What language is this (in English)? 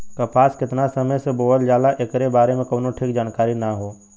Bhojpuri